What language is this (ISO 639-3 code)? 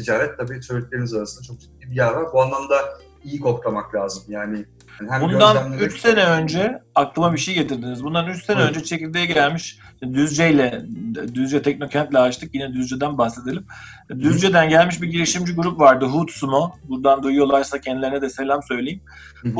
tur